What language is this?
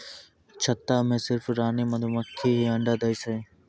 Maithili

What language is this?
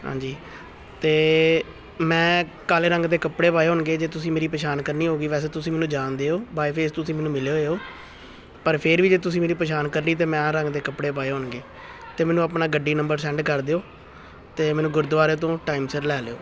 Punjabi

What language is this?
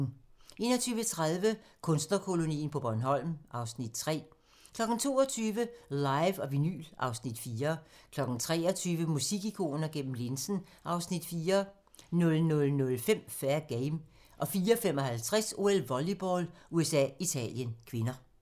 Danish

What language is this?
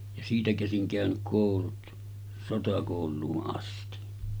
Finnish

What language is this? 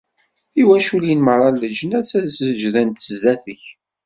Kabyle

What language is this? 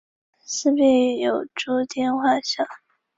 Chinese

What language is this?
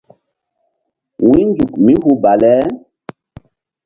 Mbum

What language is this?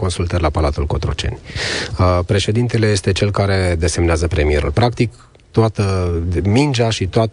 Romanian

